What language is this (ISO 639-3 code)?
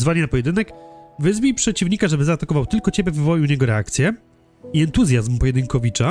pol